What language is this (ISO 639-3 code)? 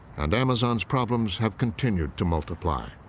eng